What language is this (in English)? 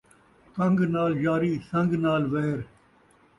Saraiki